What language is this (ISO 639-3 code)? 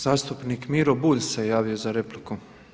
hrv